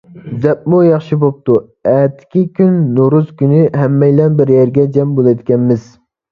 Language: Uyghur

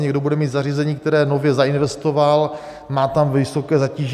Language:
Czech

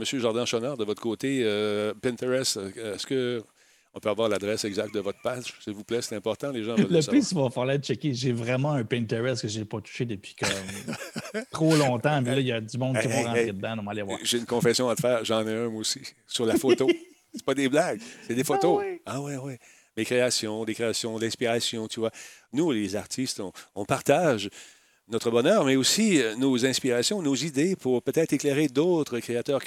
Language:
French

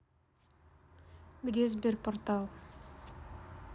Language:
Russian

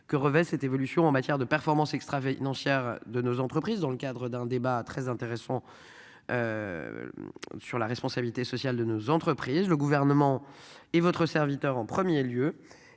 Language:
French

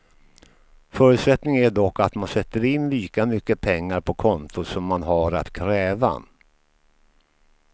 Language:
Swedish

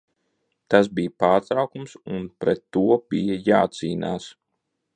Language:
Latvian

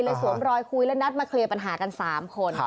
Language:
Thai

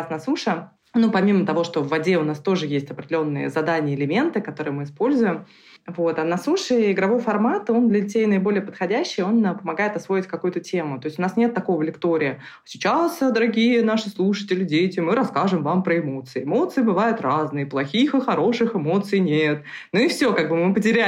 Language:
Russian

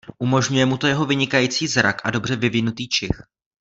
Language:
Czech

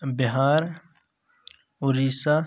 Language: Kashmiri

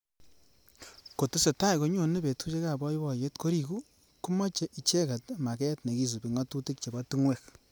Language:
Kalenjin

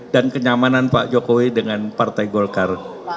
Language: Indonesian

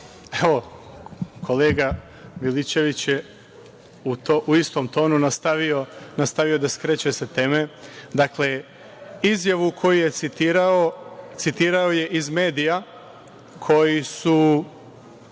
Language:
Serbian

